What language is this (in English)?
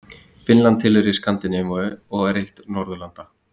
Icelandic